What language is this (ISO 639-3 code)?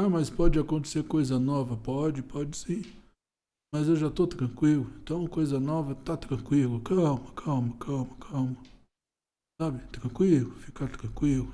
por